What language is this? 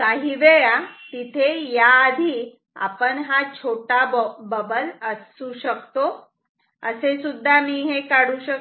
Marathi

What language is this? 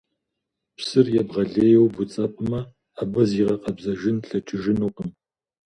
Kabardian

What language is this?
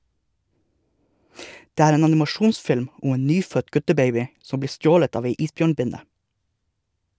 Norwegian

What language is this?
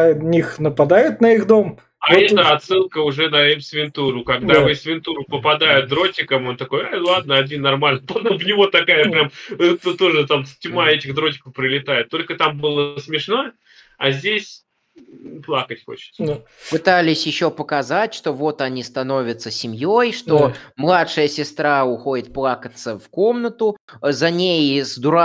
Russian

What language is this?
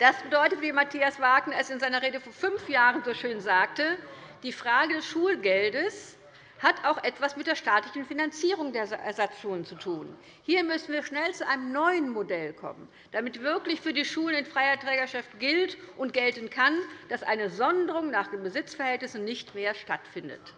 German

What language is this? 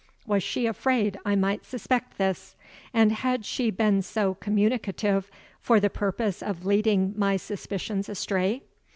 English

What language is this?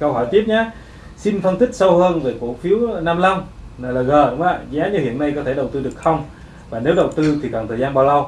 Vietnamese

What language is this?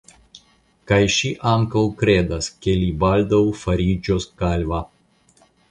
Esperanto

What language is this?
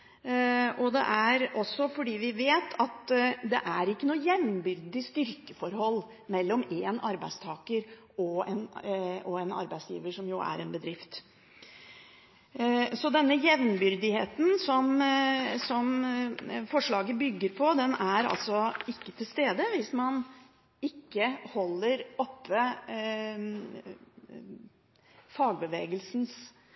Norwegian Bokmål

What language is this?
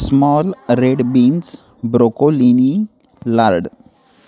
Marathi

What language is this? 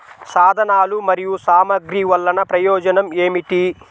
Telugu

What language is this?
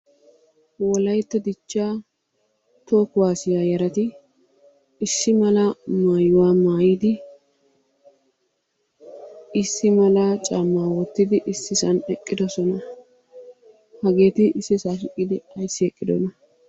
Wolaytta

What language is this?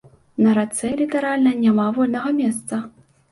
Belarusian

